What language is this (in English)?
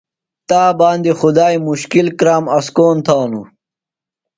Phalura